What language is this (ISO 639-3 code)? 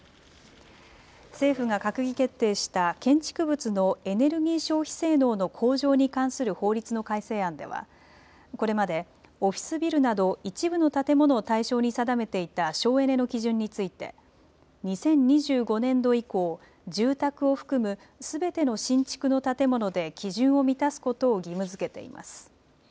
jpn